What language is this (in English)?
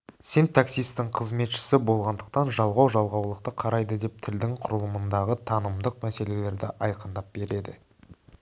Kazakh